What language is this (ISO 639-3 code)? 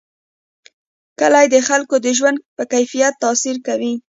pus